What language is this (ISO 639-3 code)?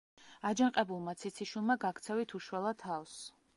kat